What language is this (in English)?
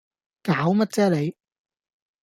Cantonese